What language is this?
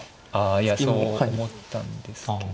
Japanese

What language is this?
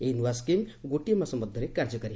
Odia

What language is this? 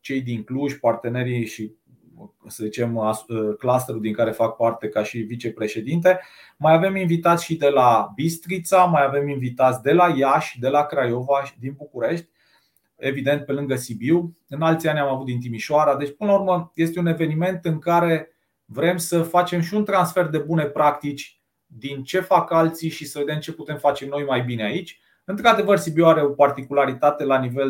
Romanian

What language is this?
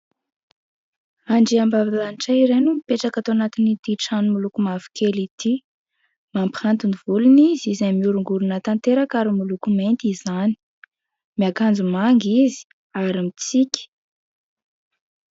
Malagasy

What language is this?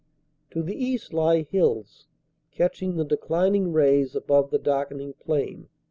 English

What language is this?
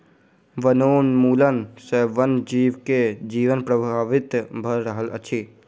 Maithili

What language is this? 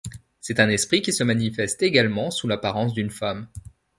French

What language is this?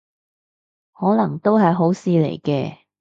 Cantonese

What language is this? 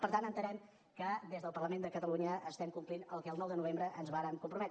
Catalan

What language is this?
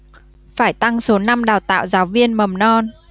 Vietnamese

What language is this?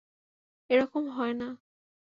Bangla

